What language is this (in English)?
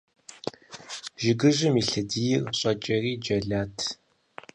Kabardian